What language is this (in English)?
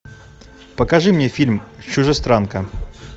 Russian